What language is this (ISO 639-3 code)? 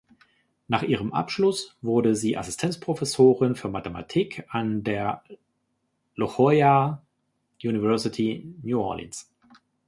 deu